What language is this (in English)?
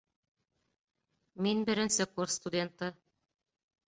Bashkir